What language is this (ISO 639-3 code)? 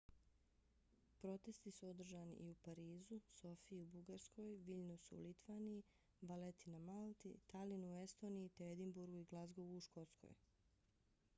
bos